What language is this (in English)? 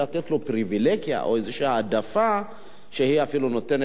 Hebrew